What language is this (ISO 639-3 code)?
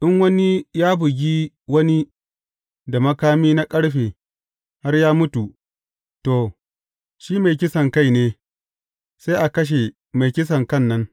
hau